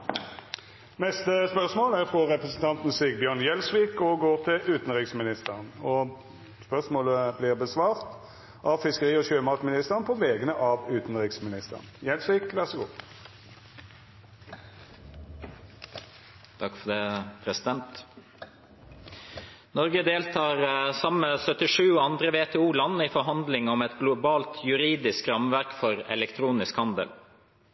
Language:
Norwegian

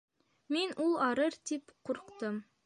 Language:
Bashkir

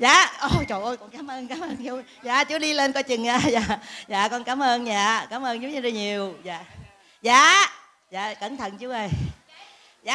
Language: Vietnamese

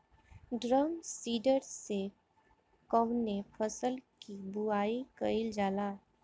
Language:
Bhojpuri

